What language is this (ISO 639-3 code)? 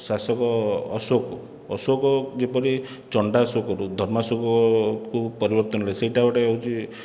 ori